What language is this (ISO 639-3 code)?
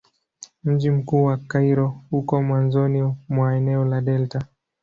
swa